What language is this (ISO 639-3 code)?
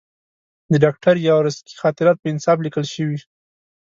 pus